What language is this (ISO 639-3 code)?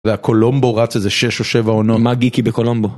heb